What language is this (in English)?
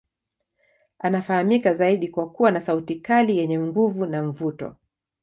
Swahili